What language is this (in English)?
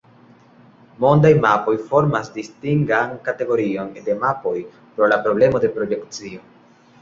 Esperanto